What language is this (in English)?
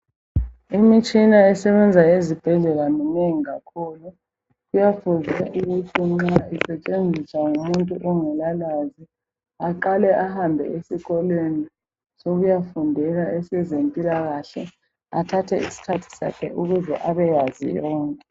North Ndebele